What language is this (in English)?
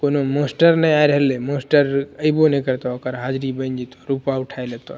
Maithili